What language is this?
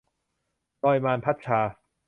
Thai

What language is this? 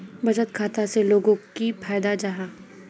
Magahi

